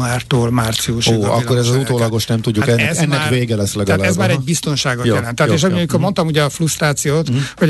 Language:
Hungarian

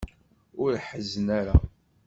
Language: Kabyle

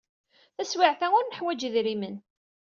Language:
Kabyle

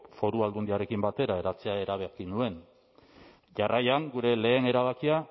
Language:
Basque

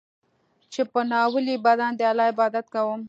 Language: Pashto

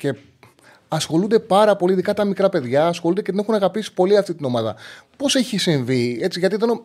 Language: Greek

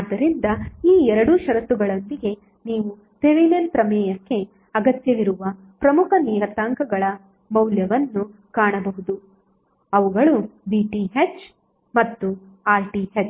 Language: Kannada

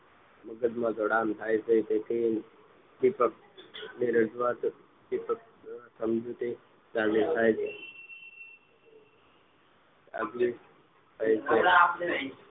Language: Gujarati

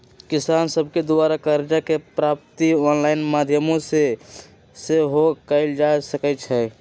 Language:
Magahi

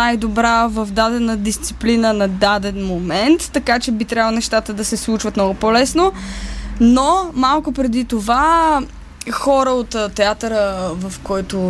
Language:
Bulgarian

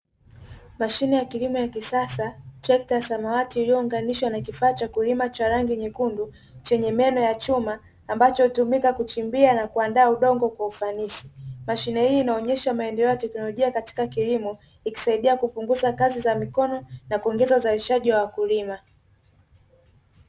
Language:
Swahili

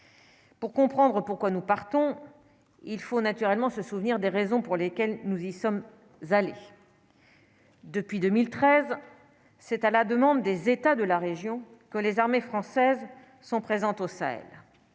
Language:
French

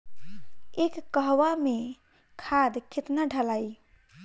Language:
Bhojpuri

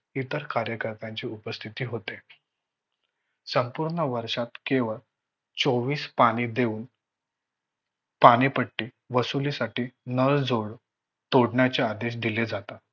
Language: Marathi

